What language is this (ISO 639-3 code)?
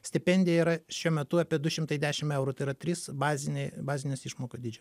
lit